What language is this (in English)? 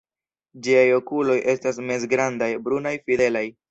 Esperanto